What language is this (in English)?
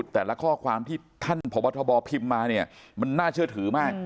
Thai